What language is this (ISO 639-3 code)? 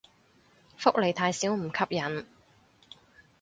yue